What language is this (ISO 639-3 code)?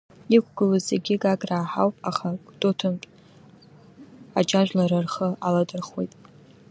abk